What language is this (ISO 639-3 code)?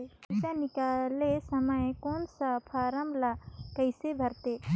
hne